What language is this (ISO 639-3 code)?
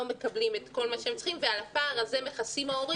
heb